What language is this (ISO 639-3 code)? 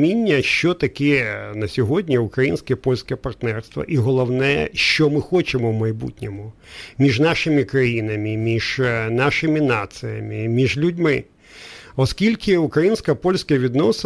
ukr